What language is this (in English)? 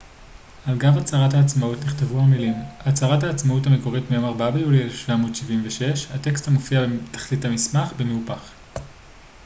Hebrew